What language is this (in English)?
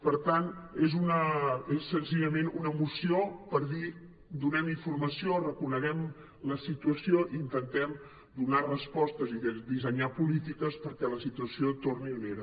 Catalan